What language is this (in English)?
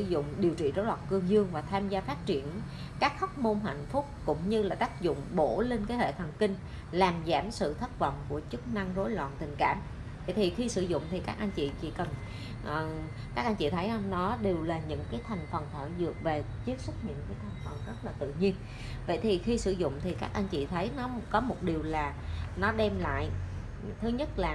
Vietnamese